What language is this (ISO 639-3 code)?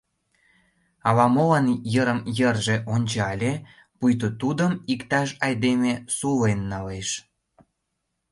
chm